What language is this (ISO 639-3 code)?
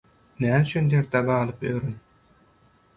tuk